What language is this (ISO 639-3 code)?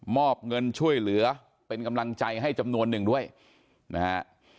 tha